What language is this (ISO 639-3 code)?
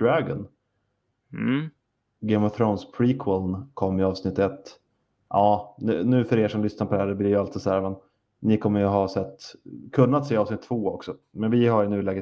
swe